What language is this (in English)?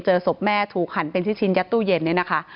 Thai